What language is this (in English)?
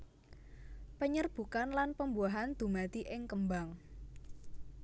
Javanese